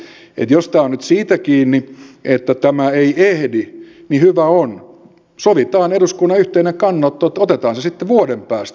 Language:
Finnish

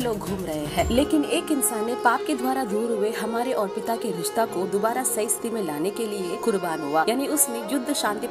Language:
Hindi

